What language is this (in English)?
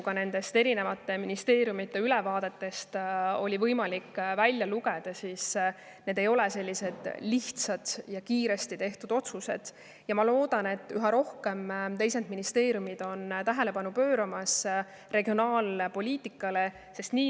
Estonian